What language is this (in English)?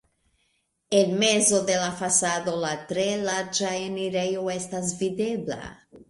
Esperanto